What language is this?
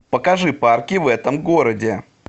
Russian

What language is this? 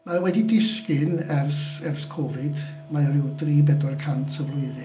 Welsh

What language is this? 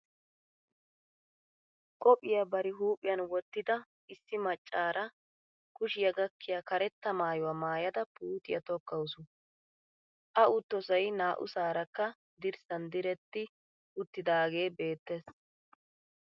Wolaytta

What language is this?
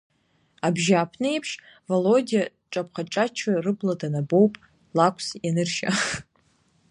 Abkhazian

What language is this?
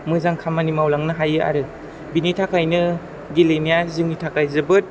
Bodo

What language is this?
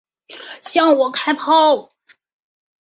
Chinese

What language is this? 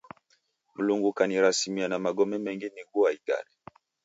Taita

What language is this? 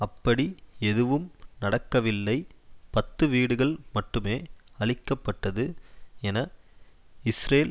Tamil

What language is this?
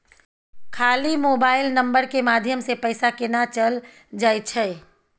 Maithili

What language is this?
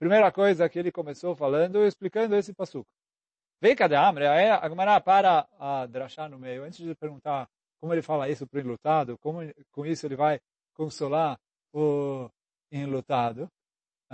Portuguese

